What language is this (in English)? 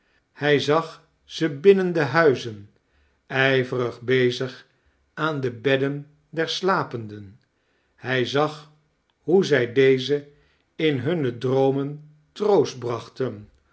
Dutch